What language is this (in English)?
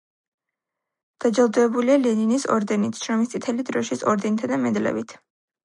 Georgian